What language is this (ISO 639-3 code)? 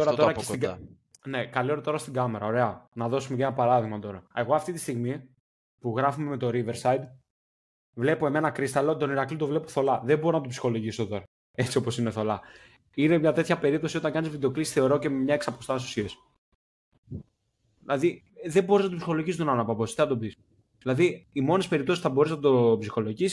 ell